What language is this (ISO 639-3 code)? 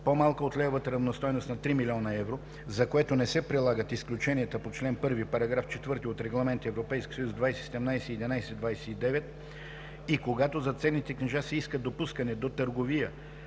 bul